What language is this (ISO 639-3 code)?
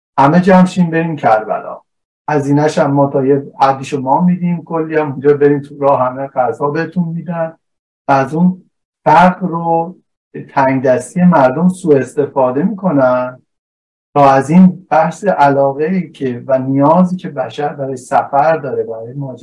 fas